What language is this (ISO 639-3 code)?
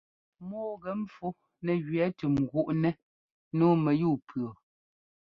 jgo